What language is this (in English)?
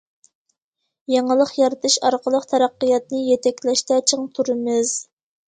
Uyghur